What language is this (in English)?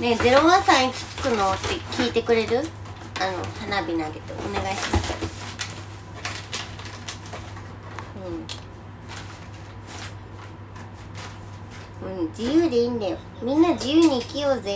Japanese